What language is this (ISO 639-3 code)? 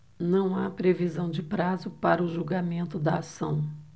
por